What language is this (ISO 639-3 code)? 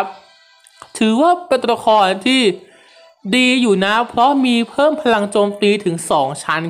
tha